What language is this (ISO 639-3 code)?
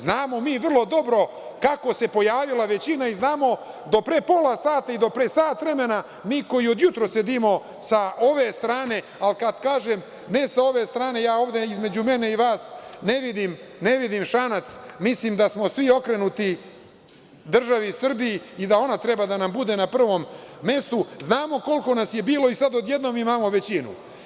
srp